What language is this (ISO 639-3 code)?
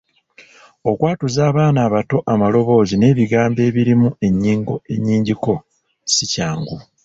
lug